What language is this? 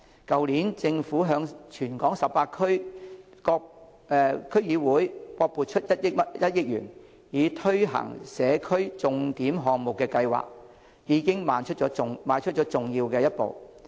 Cantonese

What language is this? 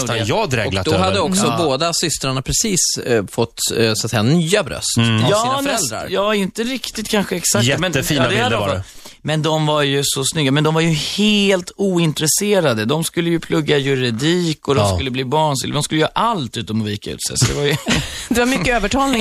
Swedish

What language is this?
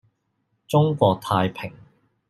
Cantonese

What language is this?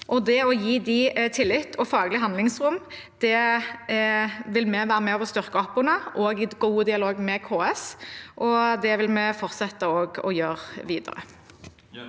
Norwegian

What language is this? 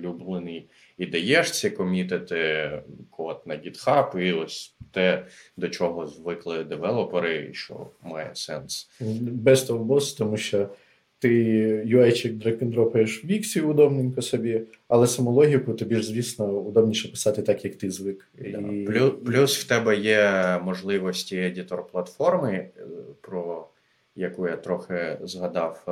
Ukrainian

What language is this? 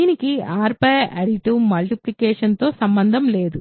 Telugu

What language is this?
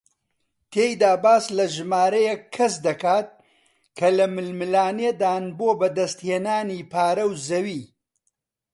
Central Kurdish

